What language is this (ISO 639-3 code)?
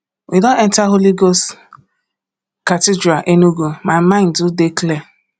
pcm